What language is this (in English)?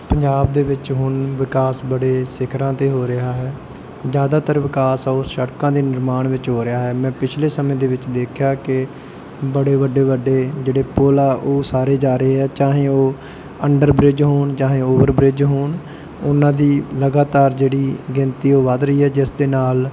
Punjabi